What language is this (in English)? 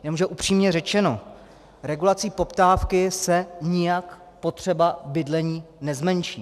Czech